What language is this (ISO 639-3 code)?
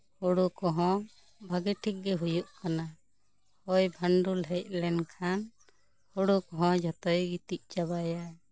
sat